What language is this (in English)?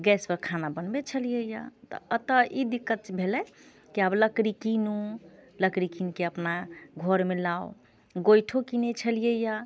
Maithili